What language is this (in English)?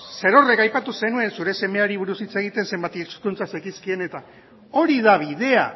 Basque